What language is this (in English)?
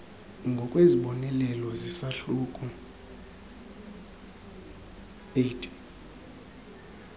Xhosa